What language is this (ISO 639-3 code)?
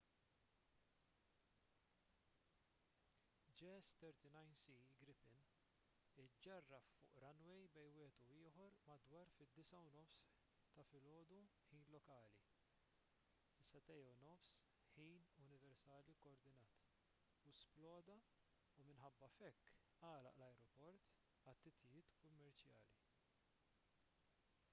mlt